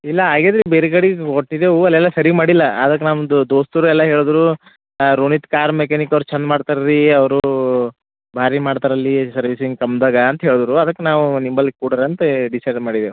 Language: Kannada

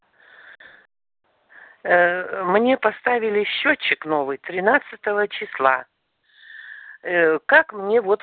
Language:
Russian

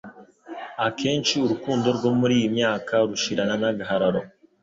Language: Kinyarwanda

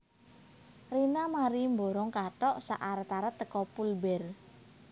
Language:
Javanese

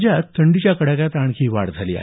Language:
Marathi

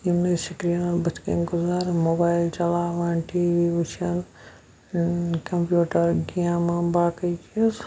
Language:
Kashmiri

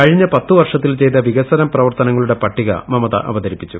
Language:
Malayalam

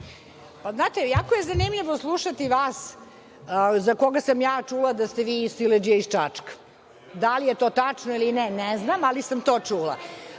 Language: Serbian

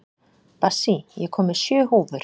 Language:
Icelandic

